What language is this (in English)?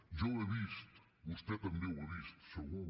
Catalan